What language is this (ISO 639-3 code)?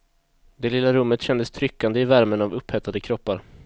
swe